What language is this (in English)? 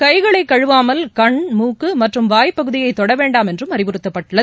Tamil